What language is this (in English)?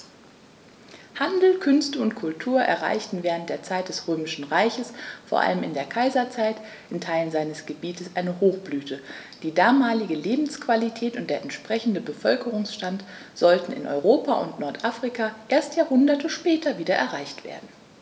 German